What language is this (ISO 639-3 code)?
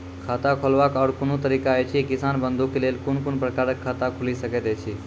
mai